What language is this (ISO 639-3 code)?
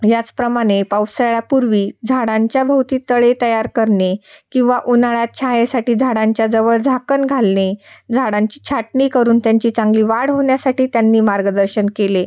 mar